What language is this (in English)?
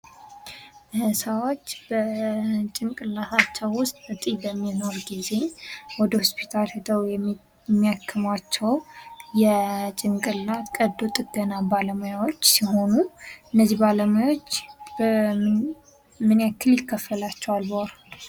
Amharic